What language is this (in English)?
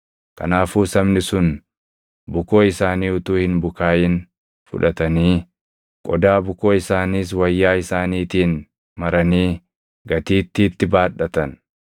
Oromo